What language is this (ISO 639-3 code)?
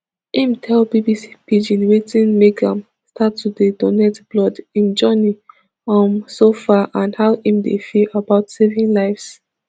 pcm